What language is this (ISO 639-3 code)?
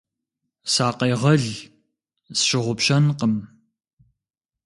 kbd